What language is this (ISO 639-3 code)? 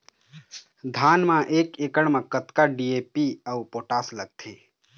hne